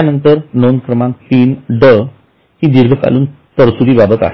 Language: Marathi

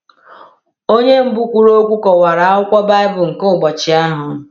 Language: Igbo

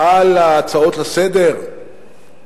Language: Hebrew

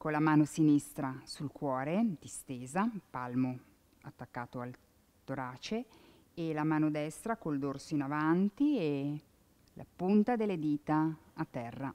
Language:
Italian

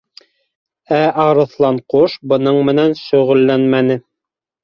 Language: Bashkir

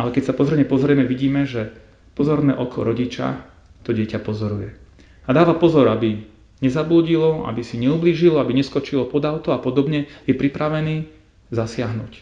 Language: Slovak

